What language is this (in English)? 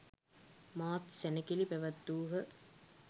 Sinhala